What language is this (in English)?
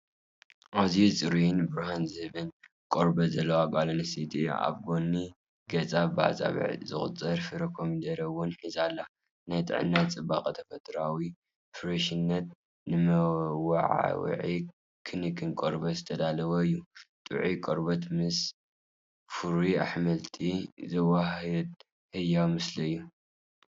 Tigrinya